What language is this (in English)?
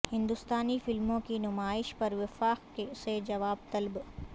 Urdu